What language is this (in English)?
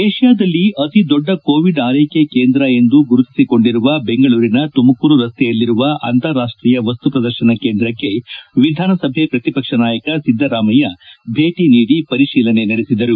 Kannada